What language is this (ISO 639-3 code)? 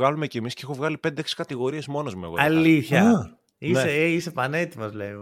ell